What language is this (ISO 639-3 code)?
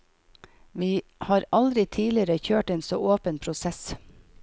nor